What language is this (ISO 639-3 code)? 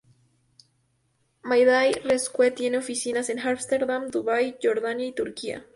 spa